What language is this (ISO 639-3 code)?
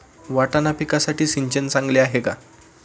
mar